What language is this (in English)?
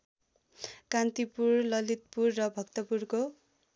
Nepali